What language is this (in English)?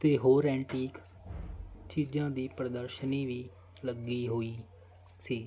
Punjabi